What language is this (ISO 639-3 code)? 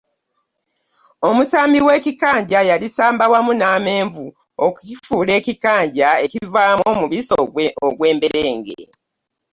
lug